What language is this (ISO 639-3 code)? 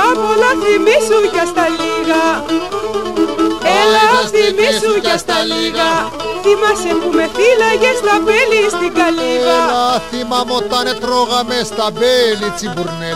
ell